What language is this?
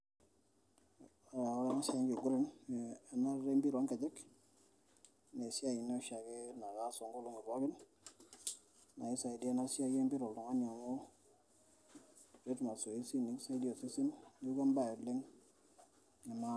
Masai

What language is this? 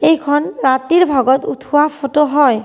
Assamese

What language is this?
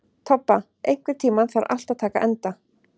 Icelandic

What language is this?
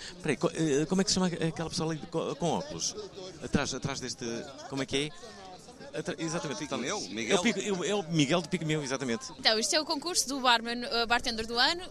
Portuguese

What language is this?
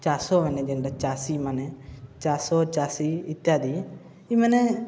Odia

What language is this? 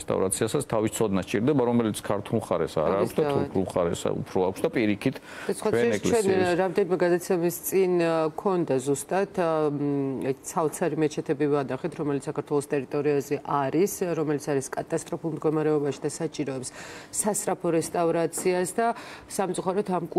Romanian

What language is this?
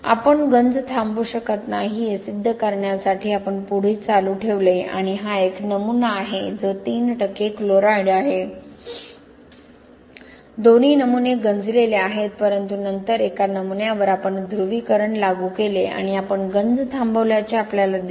Marathi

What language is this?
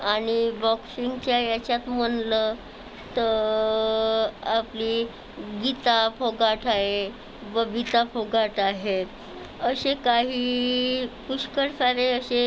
Marathi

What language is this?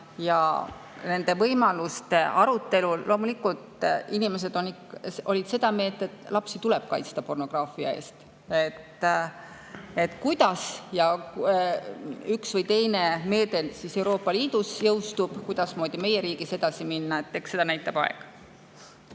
Estonian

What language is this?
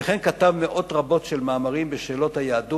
Hebrew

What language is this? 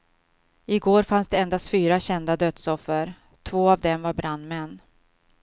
Swedish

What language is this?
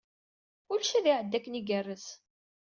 Kabyle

